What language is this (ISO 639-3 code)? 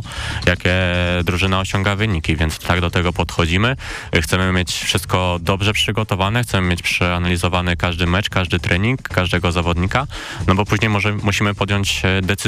pol